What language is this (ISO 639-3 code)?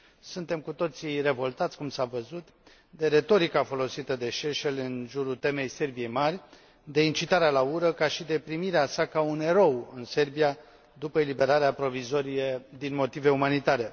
ron